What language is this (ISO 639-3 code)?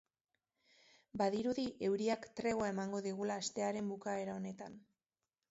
eus